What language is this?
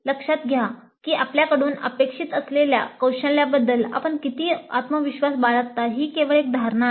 Marathi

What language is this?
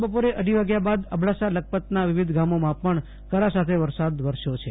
Gujarati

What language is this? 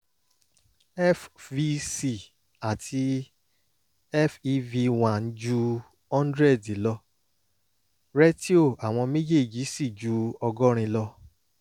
Yoruba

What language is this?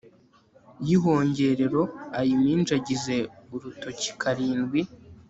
Kinyarwanda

